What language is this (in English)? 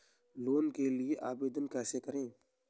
Hindi